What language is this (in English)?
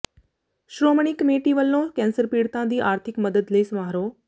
Punjabi